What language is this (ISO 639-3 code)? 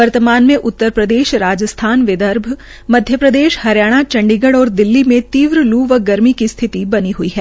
hin